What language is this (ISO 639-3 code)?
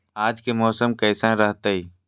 mag